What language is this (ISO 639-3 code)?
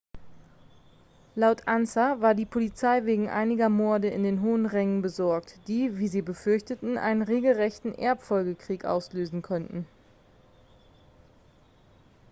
deu